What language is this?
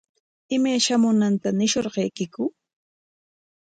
Corongo Ancash Quechua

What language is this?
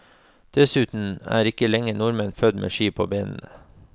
Norwegian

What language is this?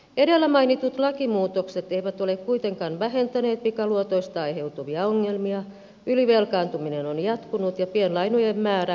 Finnish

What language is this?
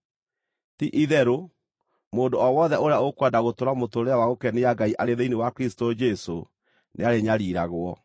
Kikuyu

